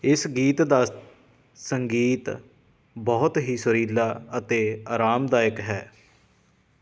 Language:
Punjabi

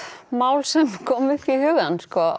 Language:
Icelandic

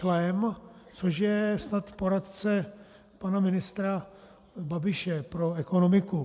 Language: Czech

